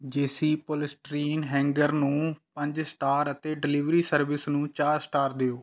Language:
Punjabi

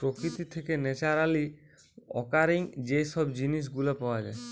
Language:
Bangla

